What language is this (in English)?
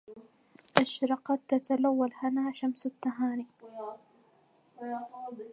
Arabic